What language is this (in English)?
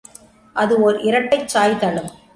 Tamil